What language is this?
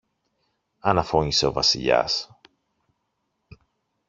Greek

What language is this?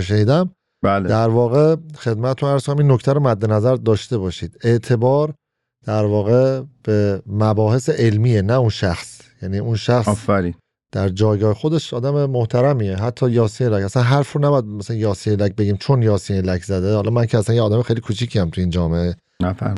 Persian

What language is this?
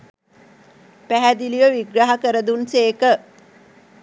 Sinhala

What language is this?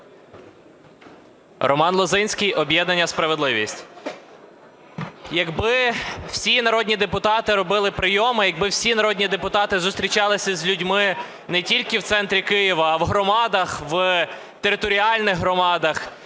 Ukrainian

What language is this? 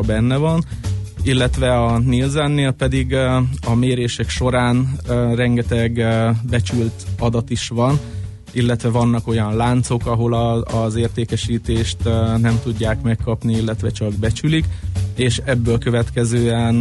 Hungarian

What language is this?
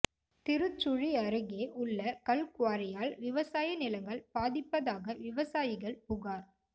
Tamil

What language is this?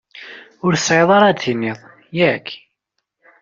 Kabyle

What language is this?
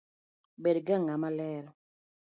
Luo (Kenya and Tanzania)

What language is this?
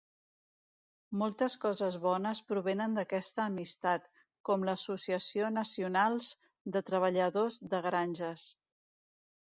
Catalan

